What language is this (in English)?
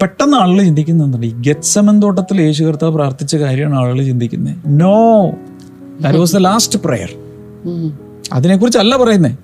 Malayalam